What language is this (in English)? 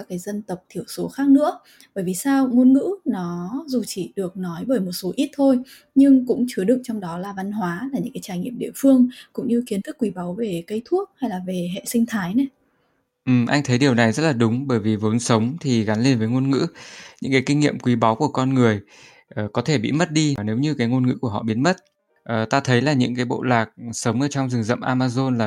Vietnamese